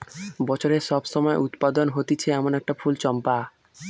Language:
Bangla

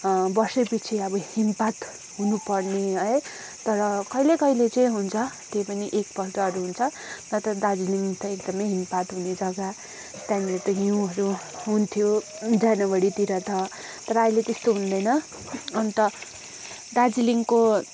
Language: Nepali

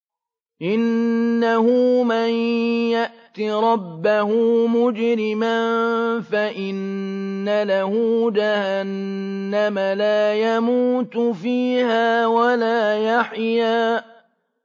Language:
Arabic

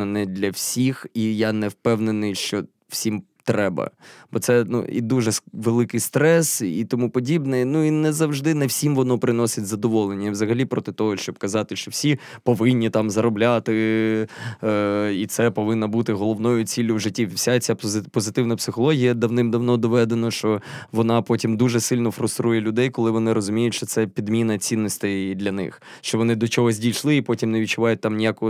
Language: Ukrainian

